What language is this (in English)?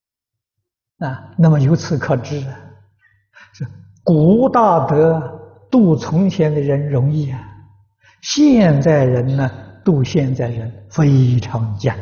Chinese